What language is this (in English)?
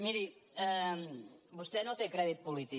Catalan